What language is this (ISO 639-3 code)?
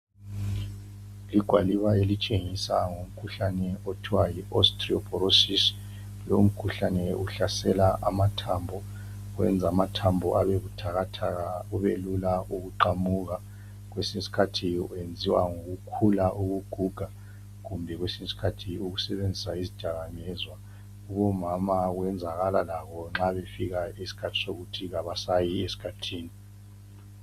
nde